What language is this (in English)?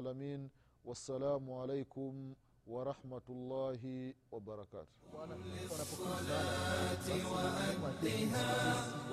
Swahili